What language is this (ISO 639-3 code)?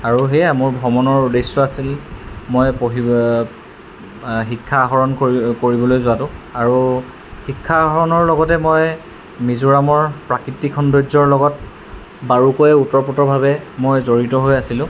asm